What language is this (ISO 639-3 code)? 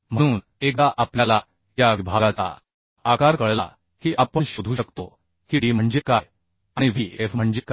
mar